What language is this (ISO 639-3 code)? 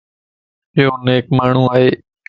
lss